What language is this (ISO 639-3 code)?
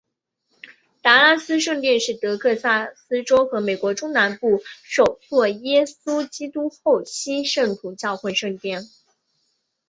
zho